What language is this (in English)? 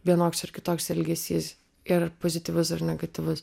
Lithuanian